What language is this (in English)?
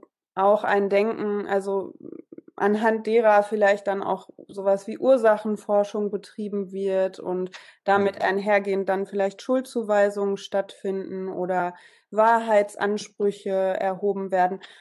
German